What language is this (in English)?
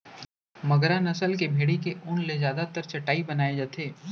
Chhattisgarhi